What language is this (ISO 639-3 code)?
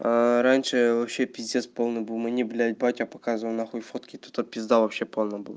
rus